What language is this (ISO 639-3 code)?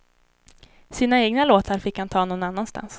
swe